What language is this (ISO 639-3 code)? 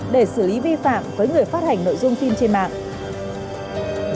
vie